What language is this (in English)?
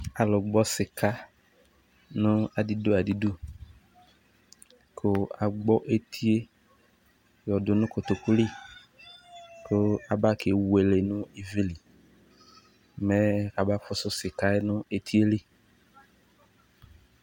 Ikposo